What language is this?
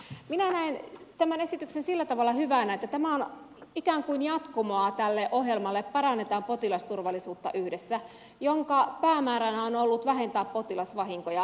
Finnish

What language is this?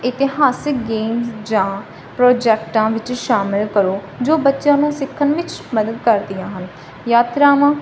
Punjabi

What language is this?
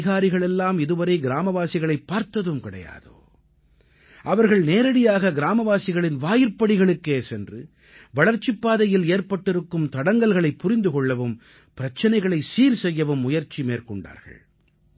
Tamil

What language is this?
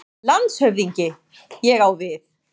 Icelandic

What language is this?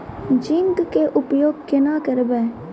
Maithili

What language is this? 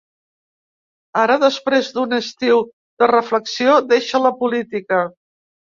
Catalan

